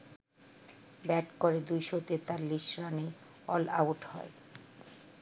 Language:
Bangla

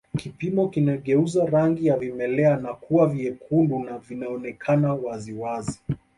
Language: Swahili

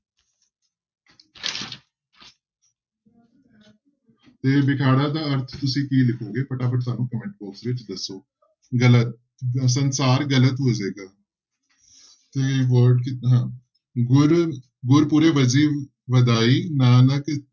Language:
Punjabi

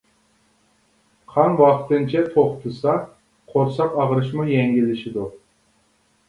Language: Uyghur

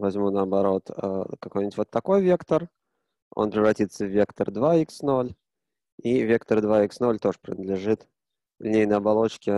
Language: Russian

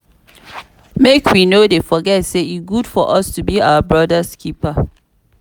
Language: Nigerian Pidgin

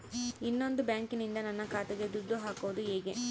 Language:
Kannada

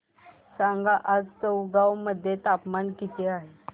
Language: Marathi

